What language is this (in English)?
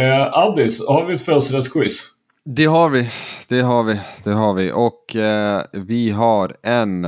Swedish